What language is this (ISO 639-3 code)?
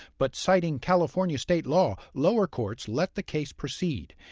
eng